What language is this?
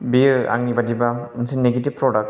Bodo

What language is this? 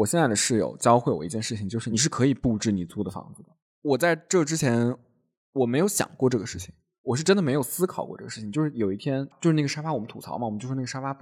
Chinese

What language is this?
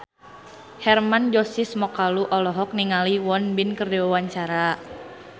Sundanese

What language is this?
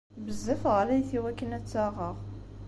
Kabyle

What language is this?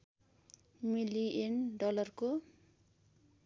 Nepali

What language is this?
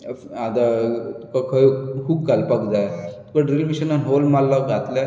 Konkani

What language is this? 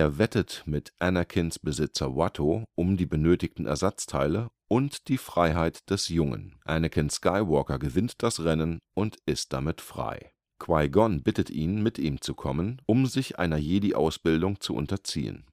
German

